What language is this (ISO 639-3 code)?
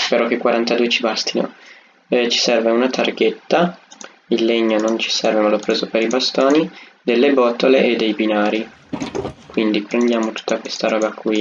ita